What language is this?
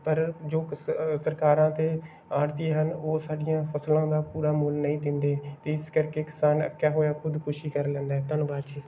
Punjabi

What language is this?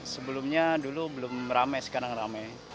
Indonesian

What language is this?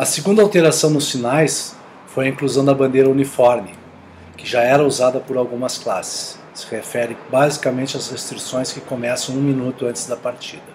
Portuguese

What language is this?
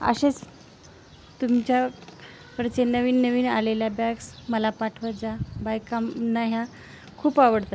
Marathi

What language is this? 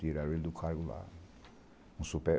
Portuguese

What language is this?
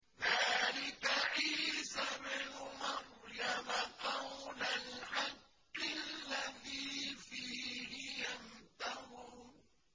Arabic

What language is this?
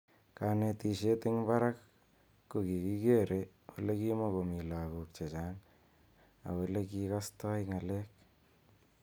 Kalenjin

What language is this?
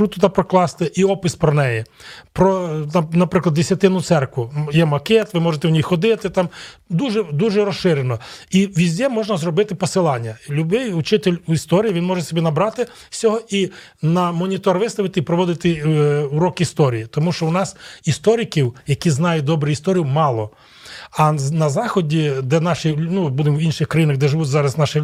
Ukrainian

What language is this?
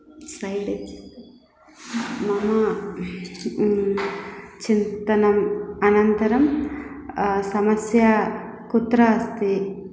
Sanskrit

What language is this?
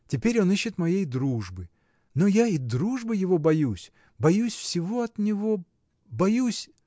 Russian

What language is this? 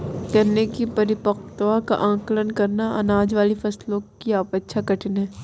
Hindi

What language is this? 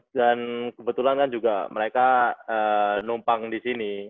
Indonesian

